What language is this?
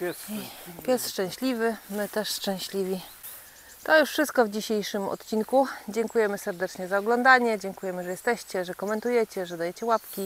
Polish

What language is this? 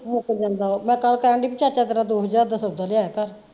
Punjabi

